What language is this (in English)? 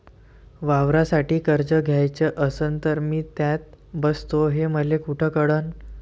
Marathi